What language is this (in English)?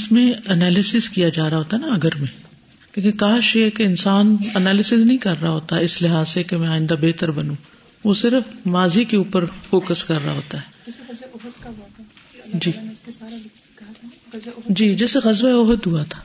Urdu